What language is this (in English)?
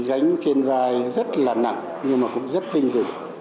Vietnamese